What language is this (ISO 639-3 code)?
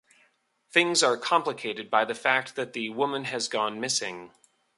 eng